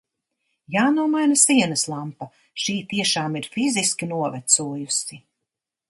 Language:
Latvian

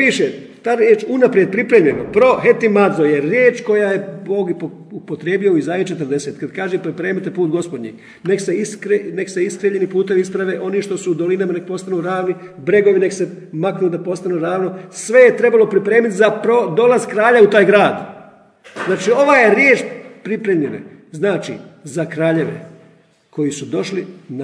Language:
Croatian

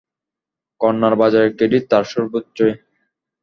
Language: Bangla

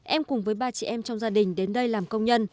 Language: Vietnamese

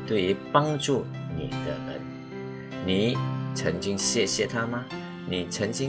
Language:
Chinese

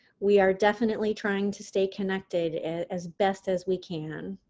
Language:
English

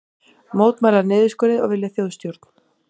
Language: Icelandic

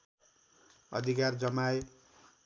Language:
Nepali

